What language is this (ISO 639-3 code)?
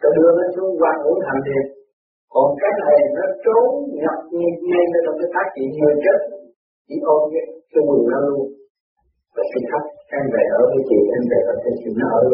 vie